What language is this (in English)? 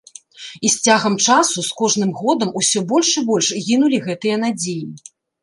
Belarusian